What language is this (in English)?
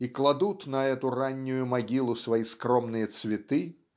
Russian